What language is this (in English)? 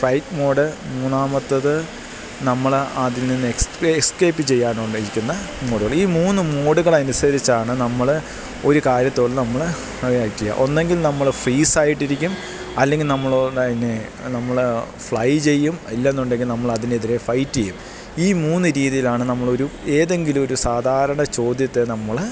Malayalam